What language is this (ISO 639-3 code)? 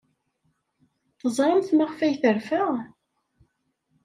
kab